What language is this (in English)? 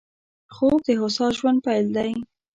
Pashto